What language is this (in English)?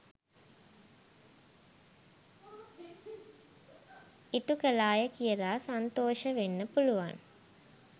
Sinhala